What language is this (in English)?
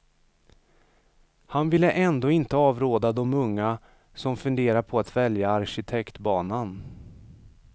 Swedish